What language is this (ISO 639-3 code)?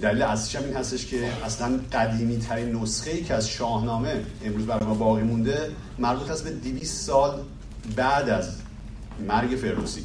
fas